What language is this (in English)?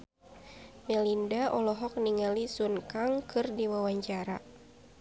Sundanese